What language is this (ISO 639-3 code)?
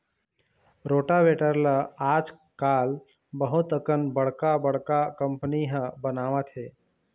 hne